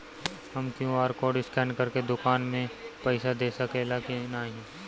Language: Bhojpuri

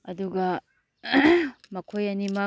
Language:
Manipuri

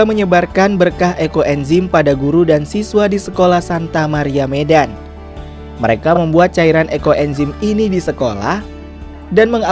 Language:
Indonesian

